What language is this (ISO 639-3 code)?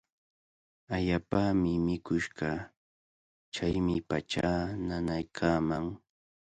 qvl